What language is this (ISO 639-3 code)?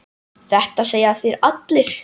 isl